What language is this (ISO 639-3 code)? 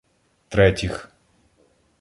ukr